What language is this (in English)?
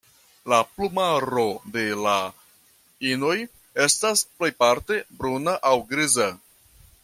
Esperanto